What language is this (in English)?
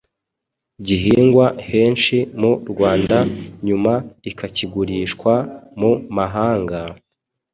Kinyarwanda